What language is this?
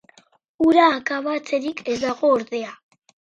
Basque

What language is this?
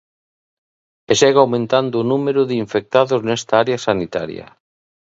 Galician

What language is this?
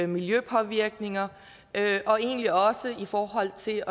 Danish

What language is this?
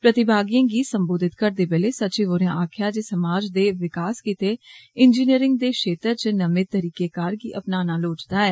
Dogri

